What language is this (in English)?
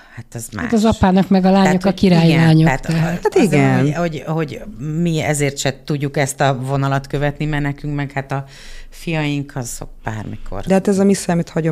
Hungarian